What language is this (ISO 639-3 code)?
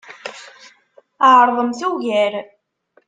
kab